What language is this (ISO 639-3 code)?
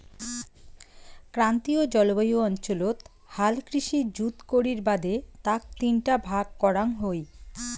ben